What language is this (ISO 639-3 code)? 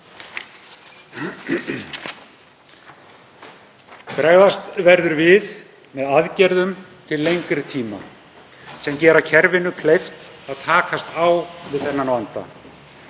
isl